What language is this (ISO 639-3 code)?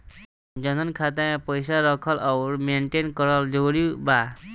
bho